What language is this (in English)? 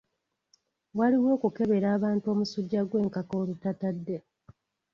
Ganda